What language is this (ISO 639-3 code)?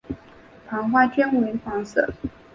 zho